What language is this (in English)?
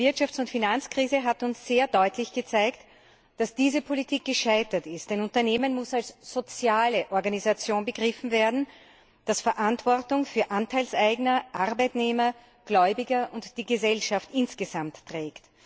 German